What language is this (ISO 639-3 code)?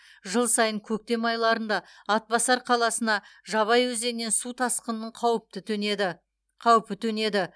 kaz